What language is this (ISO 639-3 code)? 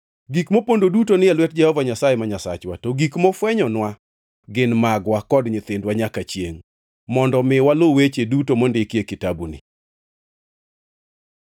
luo